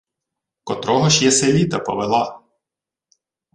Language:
Ukrainian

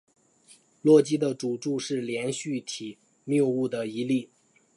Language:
Chinese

